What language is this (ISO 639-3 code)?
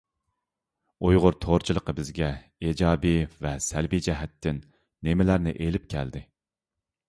uig